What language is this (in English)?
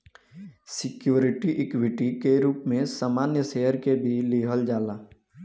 Bhojpuri